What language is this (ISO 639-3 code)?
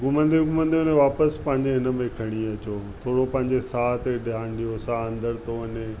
snd